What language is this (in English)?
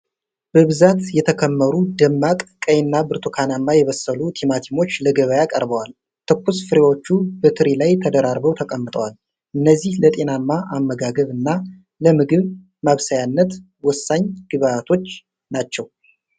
Amharic